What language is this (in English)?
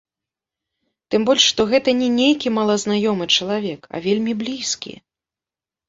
Belarusian